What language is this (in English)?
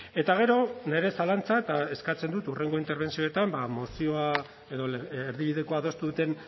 Basque